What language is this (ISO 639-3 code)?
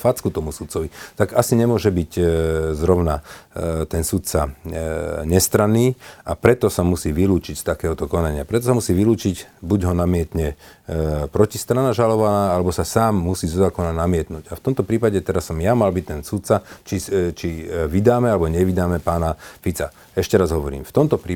slk